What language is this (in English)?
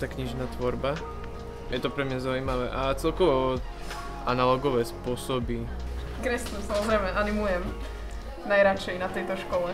Polish